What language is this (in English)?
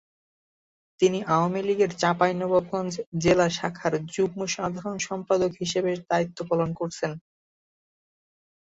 Bangla